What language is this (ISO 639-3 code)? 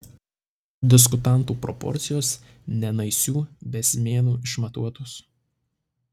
lit